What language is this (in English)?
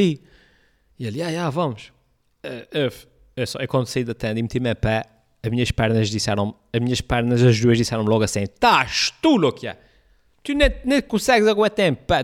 Portuguese